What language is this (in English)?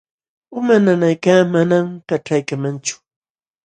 Jauja Wanca Quechua